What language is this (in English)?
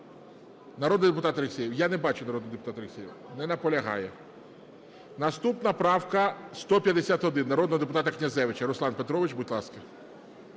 Ukrainian